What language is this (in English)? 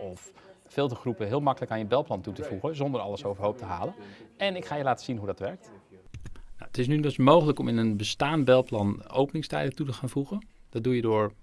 Dutch